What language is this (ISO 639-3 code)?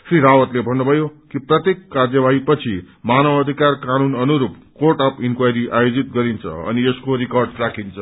nep